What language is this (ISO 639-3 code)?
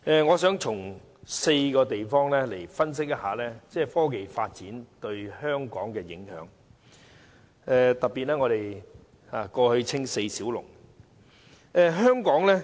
yue